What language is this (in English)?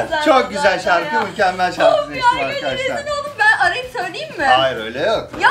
Turkish